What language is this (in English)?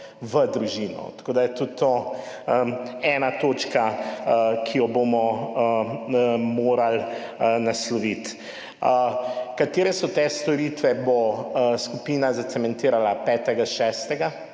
Slovenian